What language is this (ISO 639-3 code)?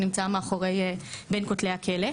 heb